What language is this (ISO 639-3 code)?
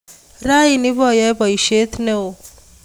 kln